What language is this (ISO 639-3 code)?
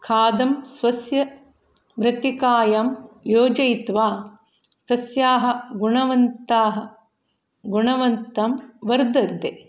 san